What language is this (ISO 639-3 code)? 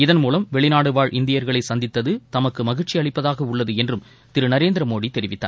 tam